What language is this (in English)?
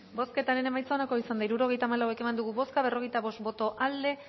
Basque